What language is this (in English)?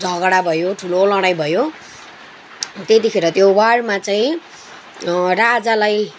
Nepali